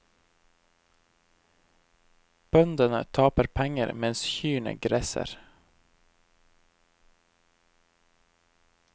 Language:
Norwegian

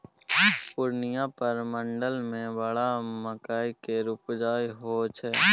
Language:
Maithili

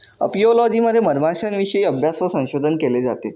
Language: Marathi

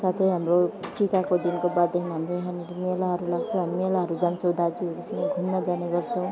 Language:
Nepali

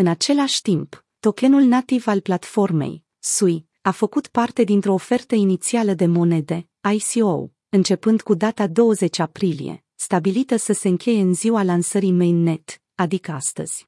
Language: Romanian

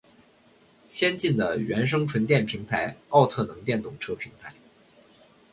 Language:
Chinese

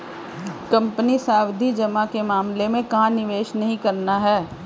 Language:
Hindi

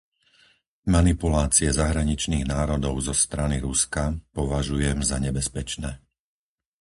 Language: Slovak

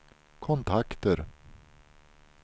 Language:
Swedish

